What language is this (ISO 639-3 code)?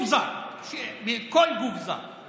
heb